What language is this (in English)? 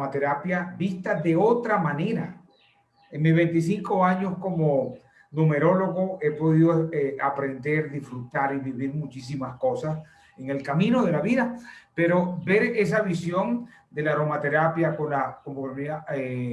Spanish